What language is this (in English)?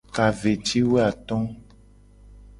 Gen